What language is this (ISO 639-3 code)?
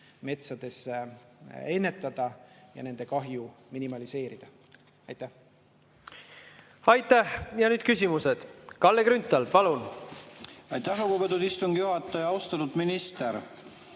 est